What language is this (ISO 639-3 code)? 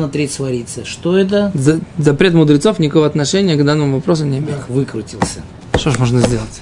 rus